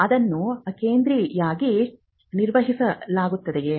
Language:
Kannada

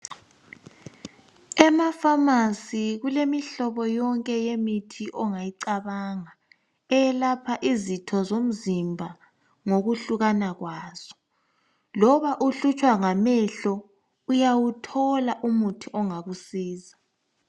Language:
North Ndebele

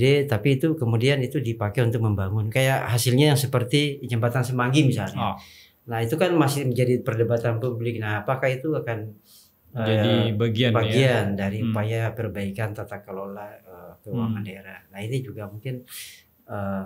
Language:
Indonesian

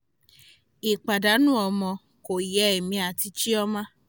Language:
Yoruba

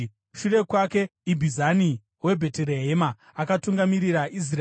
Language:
Shona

